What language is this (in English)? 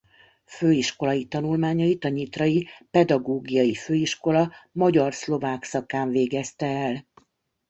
Hungarian